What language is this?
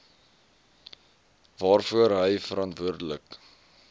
Afrikaans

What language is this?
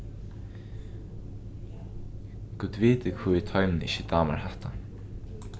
Faroese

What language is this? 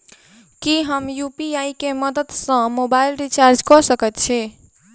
Maithili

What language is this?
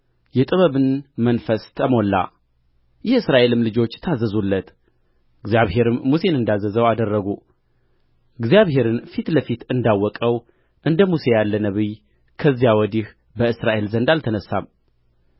Amharic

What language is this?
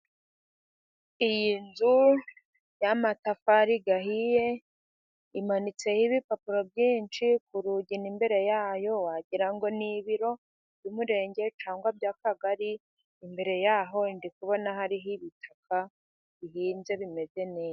Kinyarwanda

